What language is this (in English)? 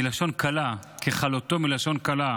Hebrew